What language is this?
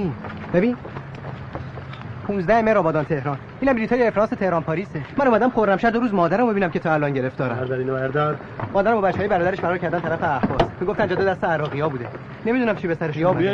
Persian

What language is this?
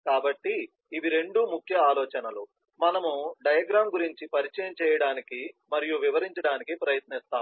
Telugu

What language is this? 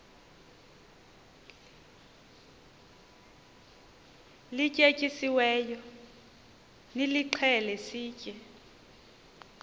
Xhosa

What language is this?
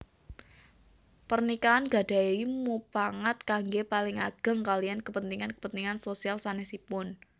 Javanese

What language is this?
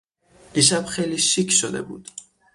Persian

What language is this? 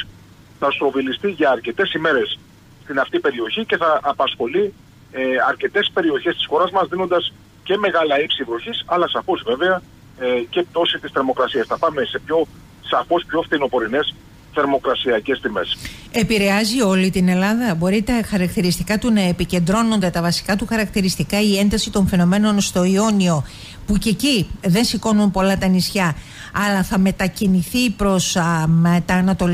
Greek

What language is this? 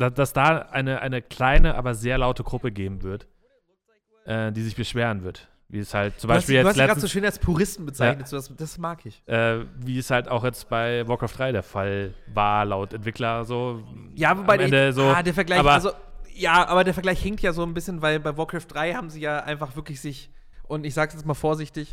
German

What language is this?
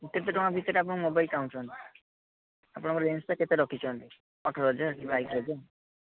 Odia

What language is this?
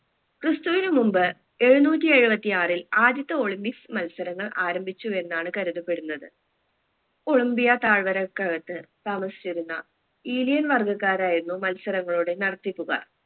Malayalam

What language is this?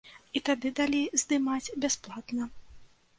Belarusian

